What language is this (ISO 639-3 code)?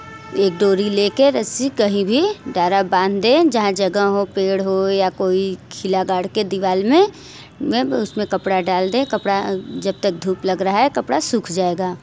hin